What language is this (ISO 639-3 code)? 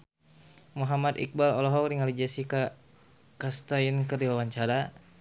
sun